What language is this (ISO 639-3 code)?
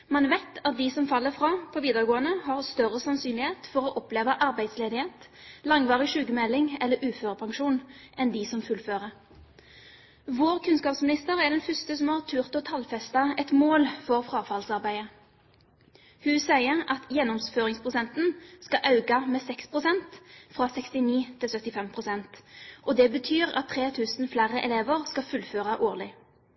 nob